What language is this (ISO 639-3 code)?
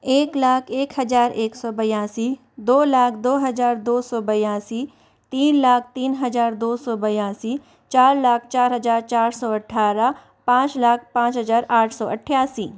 hin